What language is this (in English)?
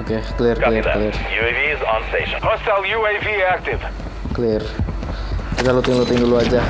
Indonesian